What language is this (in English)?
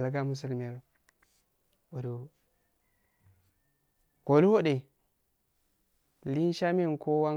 Afade